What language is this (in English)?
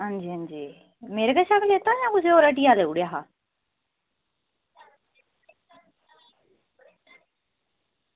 Dogri